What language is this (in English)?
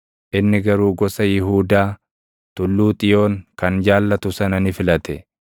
Oromo